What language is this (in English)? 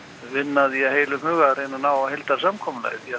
Icelandic